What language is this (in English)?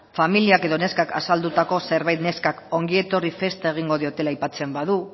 Basque